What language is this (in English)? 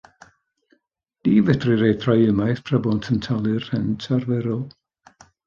Welsh